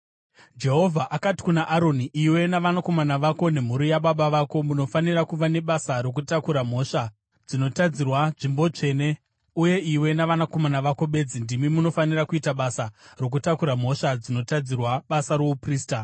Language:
Shona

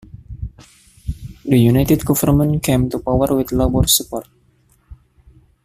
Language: English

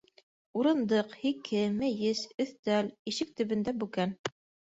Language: Bashkir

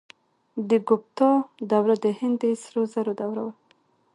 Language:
Pashto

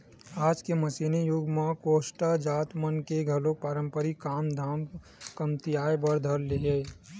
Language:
Chhattisgarhi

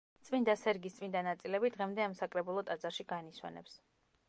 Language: Georgian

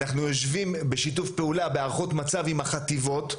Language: Hebrew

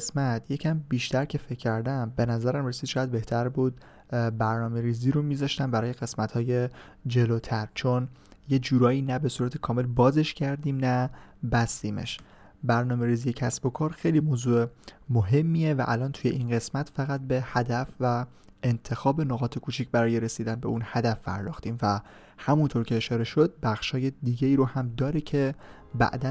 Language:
Persian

